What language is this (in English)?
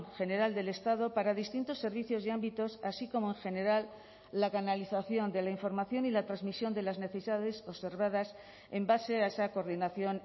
Spanish